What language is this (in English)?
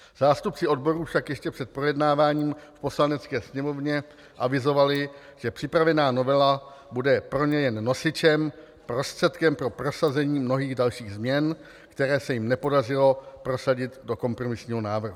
Czech